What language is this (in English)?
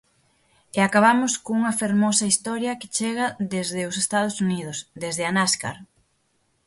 Galician